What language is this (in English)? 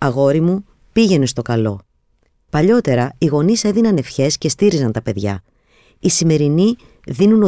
Greek